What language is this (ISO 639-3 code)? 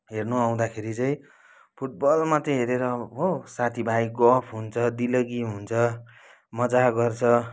nep